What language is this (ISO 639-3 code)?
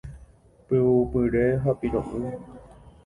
grn